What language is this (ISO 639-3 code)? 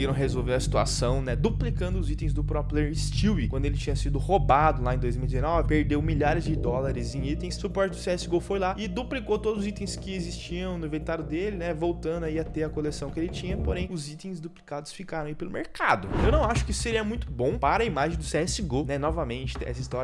por